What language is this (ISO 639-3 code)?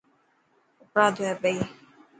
mki